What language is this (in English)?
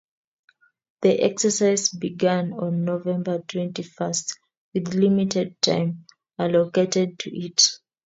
Kalenjin